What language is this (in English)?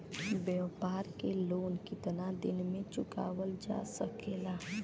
Bhojpuri